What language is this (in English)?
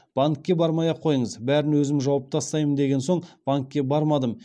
Kazakh